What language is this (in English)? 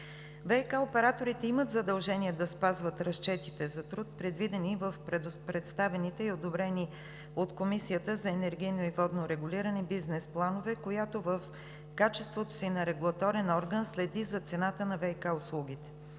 Bulgarian